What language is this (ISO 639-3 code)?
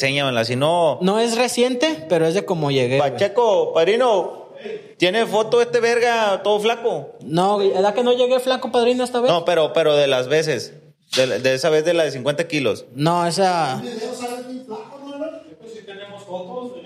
spa